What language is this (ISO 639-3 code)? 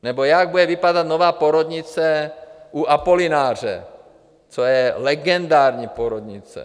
ces